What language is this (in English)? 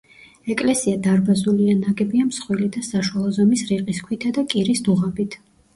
Georgian